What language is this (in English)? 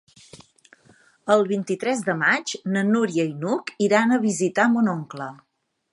Catalan